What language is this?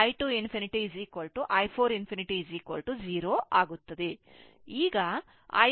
Kannada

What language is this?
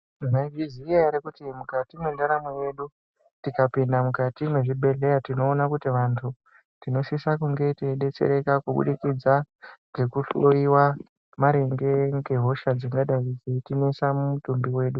Ndau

